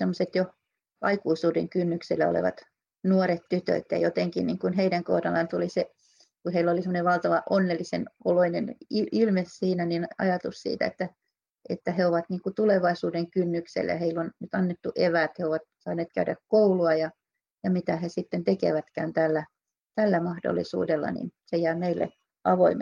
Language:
Finnish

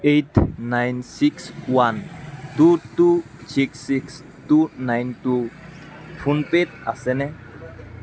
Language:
Assamese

